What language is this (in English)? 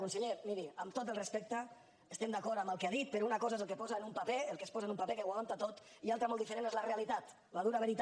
Catalan